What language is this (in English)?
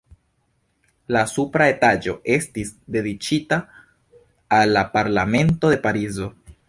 Esperanto